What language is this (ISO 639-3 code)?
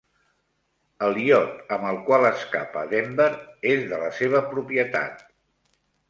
cat